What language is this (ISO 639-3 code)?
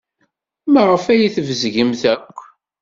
kab